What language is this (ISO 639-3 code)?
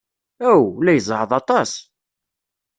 kab